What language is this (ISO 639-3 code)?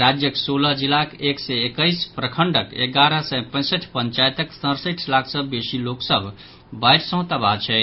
mai